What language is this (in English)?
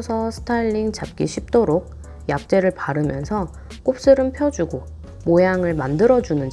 Korean